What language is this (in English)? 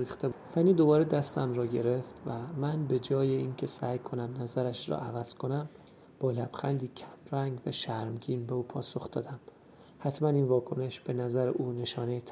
Persian